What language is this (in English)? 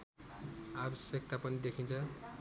Nepali